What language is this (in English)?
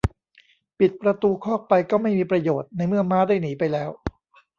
Thai